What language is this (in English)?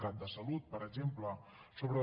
Catalan